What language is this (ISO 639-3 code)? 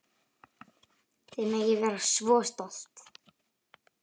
isl